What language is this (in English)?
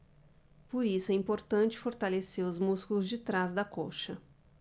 Portuguese